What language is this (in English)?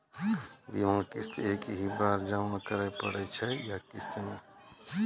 Maithili